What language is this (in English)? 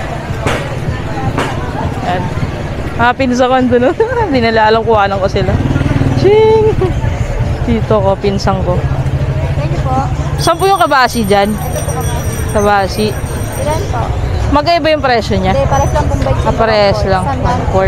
Filipino